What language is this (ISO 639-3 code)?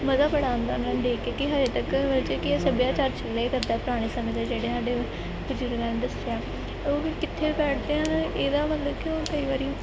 pan